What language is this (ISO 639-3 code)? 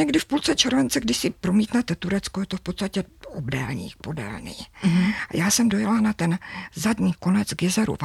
ces